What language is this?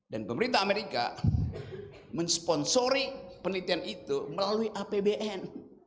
Indonesian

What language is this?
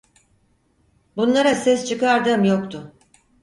Turkish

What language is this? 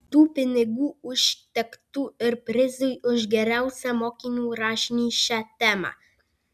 Lithuanian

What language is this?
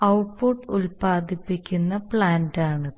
Malayalam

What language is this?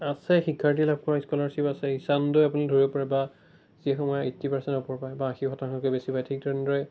Assamese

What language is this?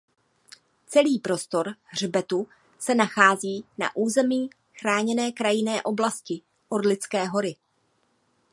Czech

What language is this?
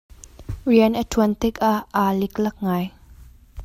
Hakha Chin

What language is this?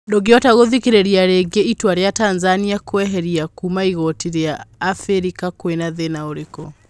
Kikuyu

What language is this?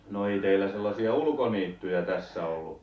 Finnish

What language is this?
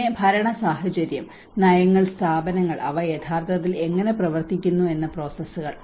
Malayalam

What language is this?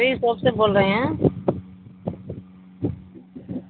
Urdu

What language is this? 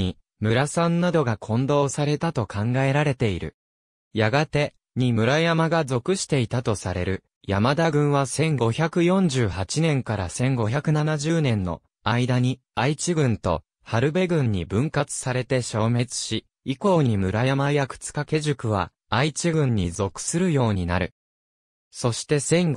Japanese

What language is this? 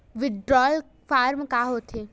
Chhattisgarhi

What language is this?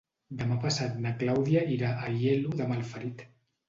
Catalan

